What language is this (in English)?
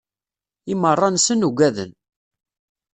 Kabyle